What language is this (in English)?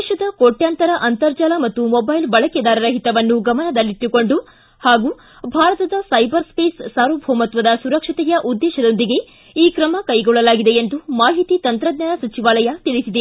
Kannada